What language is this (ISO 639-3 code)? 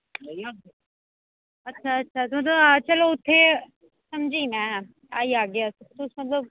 doi